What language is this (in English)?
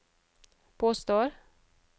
Norwegian